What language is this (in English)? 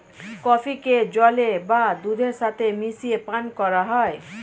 Bangla